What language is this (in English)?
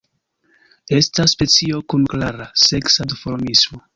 Esperanto